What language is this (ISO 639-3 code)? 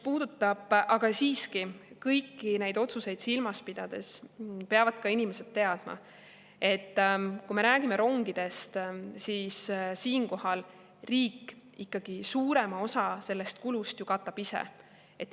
est